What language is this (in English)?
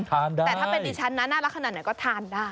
Thai